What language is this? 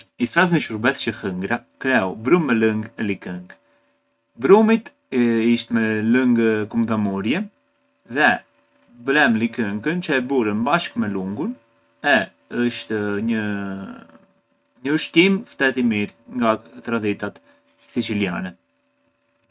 Arbëreshë Albanian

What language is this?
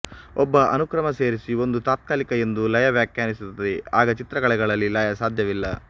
Kannada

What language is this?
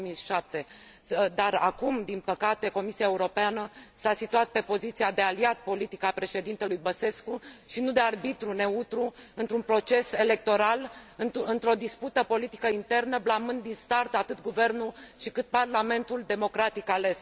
Romanian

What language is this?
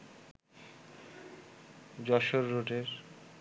Bangla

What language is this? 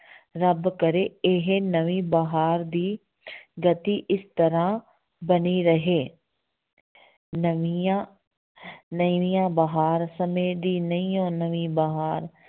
Punjabi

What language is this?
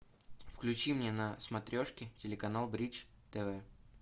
Russian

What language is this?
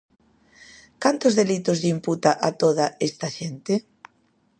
Galician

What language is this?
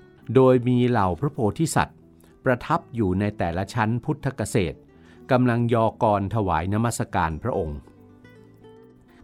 Thai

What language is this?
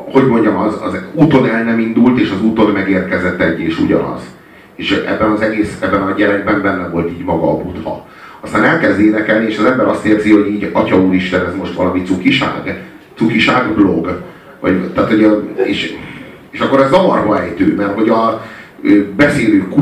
Hungarian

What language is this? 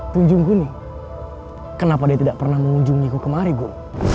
Indonesian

